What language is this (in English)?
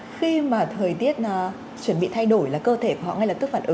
Vietnamese